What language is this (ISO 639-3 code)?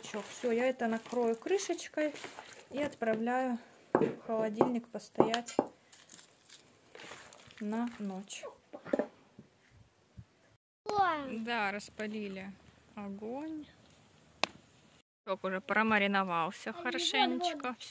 rus